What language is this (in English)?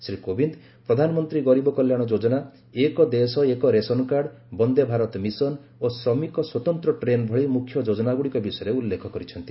Odia